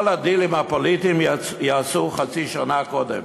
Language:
Hebrew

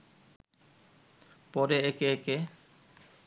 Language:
Bangla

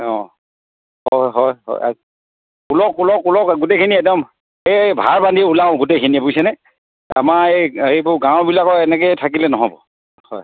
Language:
Assamese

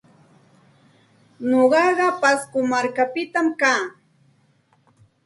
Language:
Santa Ana de Tusi Pasco Quechua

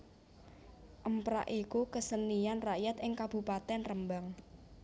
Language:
Javanese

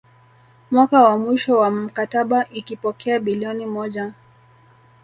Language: Swahili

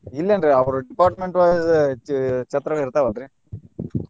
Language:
Kannada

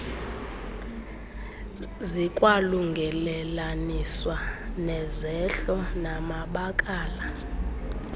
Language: Xhosa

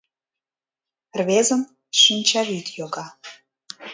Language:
Mari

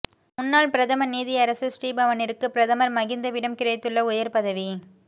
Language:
Tamil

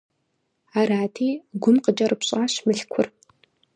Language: Kabardian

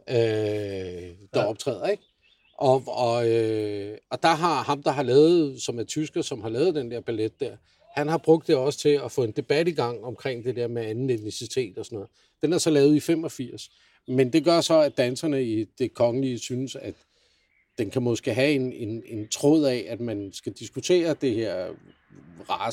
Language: Danish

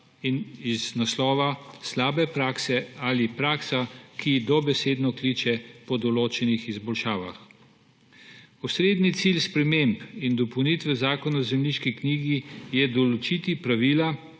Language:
Slovenian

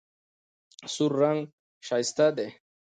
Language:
Pashto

